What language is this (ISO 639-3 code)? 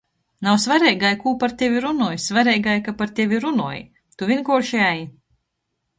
ltg